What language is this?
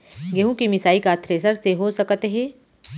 Chhattisgarhi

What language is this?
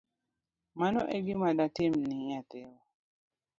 Luo (Kenya and Tanzania)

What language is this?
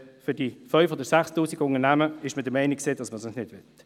Swiss German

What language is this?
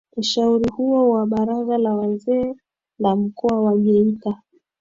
Swahili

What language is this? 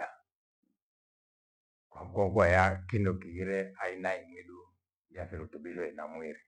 Gweno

